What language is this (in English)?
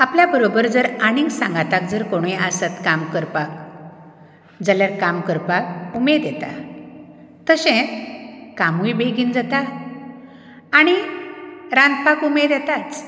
Konkani